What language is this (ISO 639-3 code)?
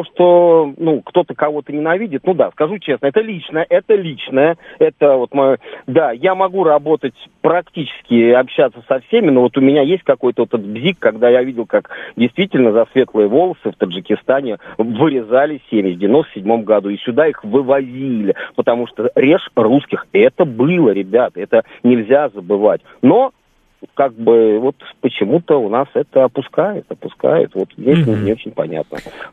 rus